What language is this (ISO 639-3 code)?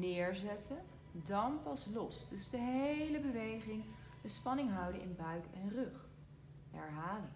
nld